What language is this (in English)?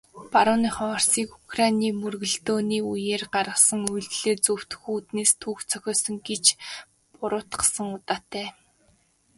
Mongolian